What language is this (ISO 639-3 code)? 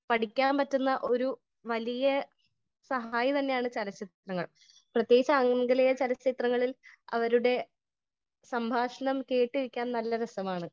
mal